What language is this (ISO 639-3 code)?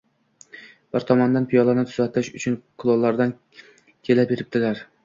uzb